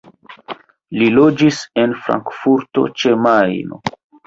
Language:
Esperanto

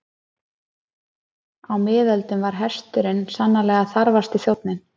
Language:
Icelandic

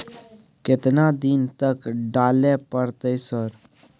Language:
Maithili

